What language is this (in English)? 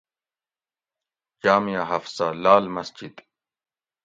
Gawri